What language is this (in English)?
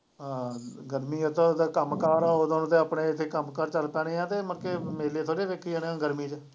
Punjabi